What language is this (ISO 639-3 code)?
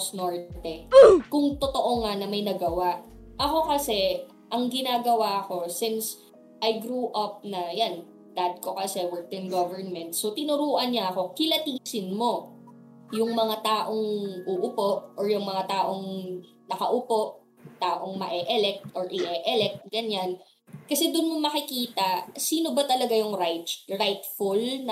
fil